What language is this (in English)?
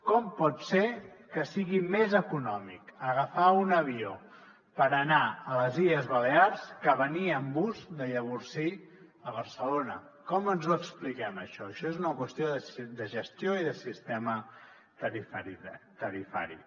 Catalan